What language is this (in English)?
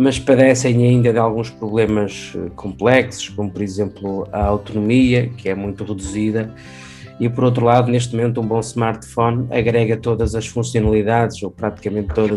Portuguese